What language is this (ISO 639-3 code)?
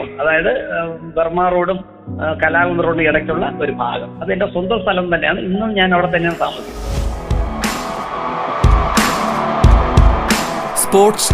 mal